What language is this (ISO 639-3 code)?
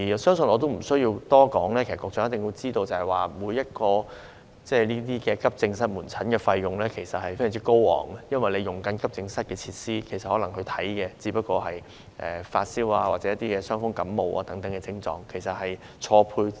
yue